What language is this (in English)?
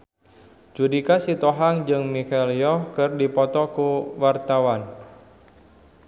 Sundanese